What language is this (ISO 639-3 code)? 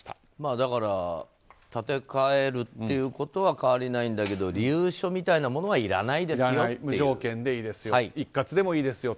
jpn